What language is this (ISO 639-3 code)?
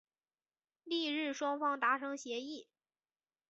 zho